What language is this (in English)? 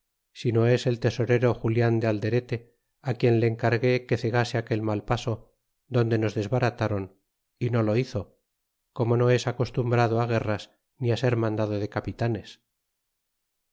Spanish